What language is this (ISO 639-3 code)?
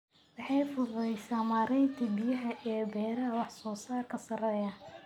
som